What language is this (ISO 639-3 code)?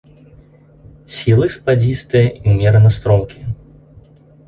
bel